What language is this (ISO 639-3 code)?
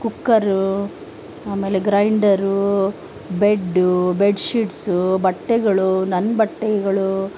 kan